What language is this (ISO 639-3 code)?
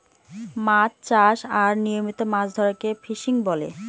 ben